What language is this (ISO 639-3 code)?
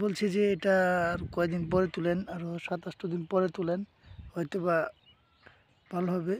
ara